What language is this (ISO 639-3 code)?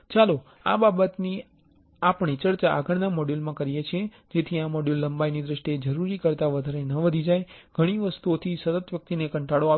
guj